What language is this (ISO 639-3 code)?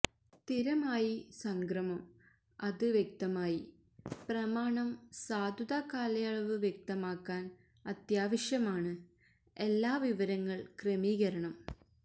mal